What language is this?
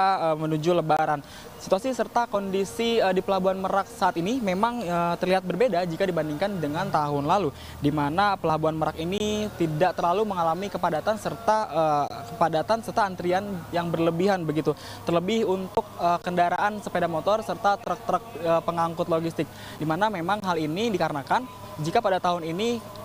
Indonesian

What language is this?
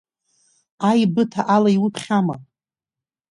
Abkhazian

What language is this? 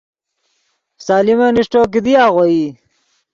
Yidgha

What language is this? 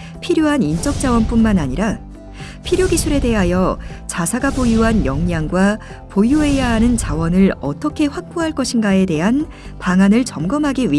Korean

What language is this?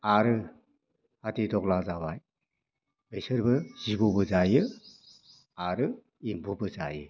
Bodo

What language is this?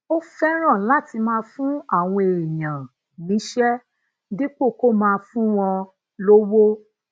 Yoruba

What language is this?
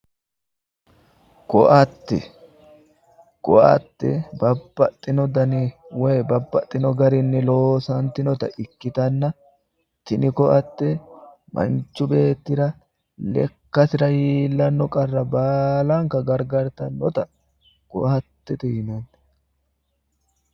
Sidamo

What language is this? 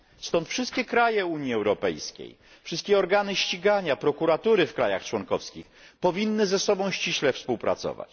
Polish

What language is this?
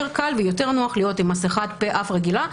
Hebrew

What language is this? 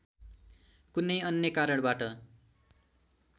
Nepali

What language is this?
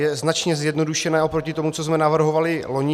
Czech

